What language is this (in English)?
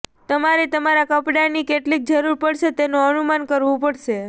Gujarati